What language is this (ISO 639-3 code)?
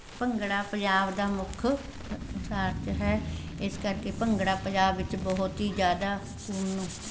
pan